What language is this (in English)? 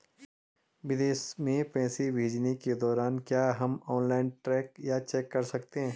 Hindi